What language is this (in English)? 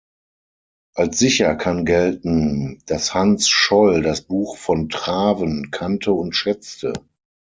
German